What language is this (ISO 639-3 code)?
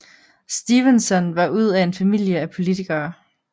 dan